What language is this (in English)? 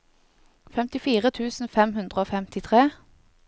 Norwegian